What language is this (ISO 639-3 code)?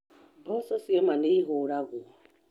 kik